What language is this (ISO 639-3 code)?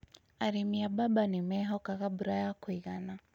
kik